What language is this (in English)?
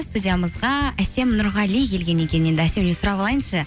Kazakh